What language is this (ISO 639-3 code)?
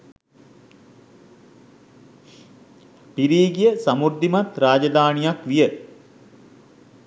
sin